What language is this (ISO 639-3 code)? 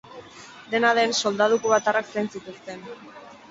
eus